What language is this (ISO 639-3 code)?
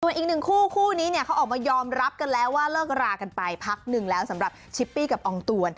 tha